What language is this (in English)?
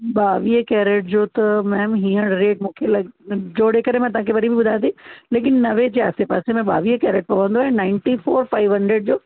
Sindhi